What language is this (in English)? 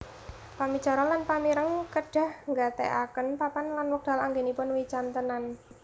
Javanese